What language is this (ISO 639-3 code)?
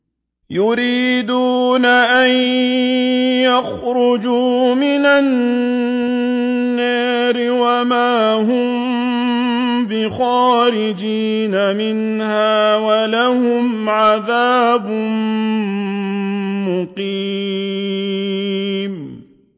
ara